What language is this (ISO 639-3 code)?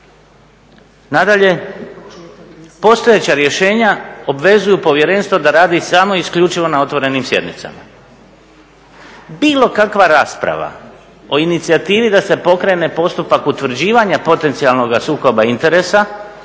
hrv